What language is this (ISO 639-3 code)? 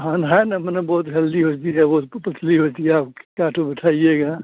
hin